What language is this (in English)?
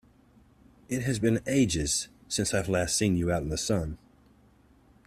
English